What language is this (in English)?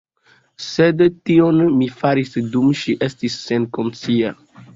Esperanto